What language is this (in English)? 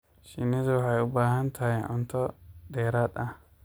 Somali